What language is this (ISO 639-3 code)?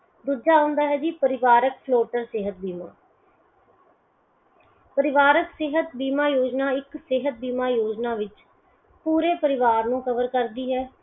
pan